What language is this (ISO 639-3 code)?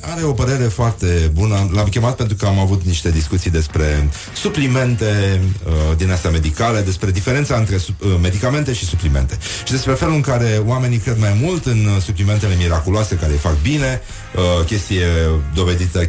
ron